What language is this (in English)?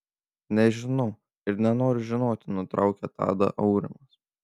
Lithuanian